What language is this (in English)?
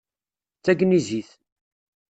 Kabyle